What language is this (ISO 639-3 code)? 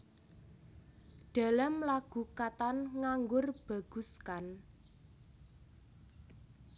jav